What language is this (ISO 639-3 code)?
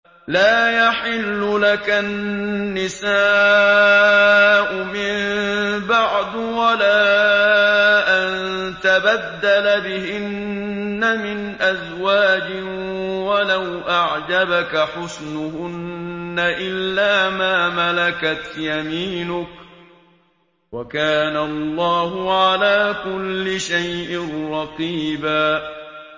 ara